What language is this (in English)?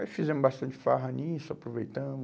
Portuguese